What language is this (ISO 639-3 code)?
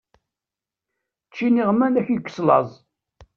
kab